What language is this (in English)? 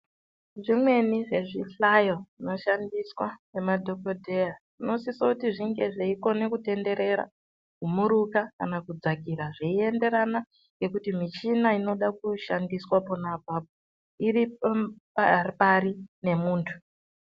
Ndau